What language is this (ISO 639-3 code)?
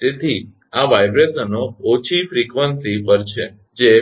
guj